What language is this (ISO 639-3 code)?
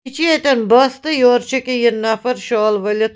kas